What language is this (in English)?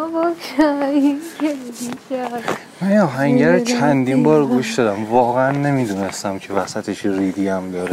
Persian